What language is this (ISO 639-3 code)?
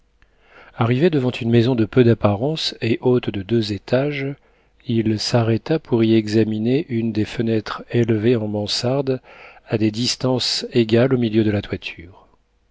fra